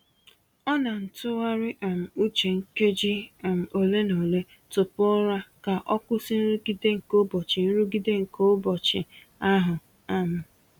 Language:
Igbo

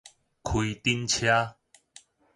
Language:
Min Nan Chinese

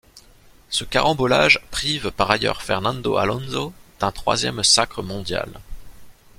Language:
French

